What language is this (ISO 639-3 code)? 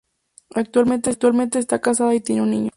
spa